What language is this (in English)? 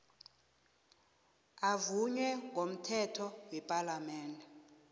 South Ndebele